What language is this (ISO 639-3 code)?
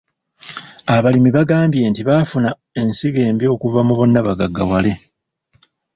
lug